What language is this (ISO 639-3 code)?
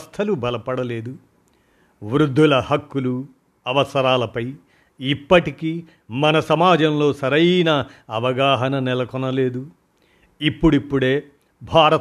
tel